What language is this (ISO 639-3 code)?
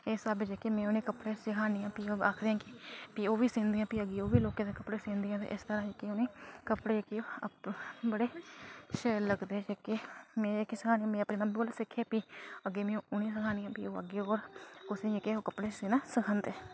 doi